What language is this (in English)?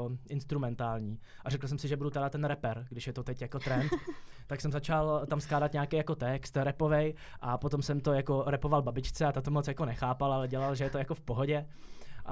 Czech